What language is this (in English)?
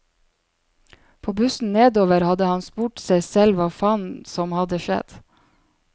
Norwegian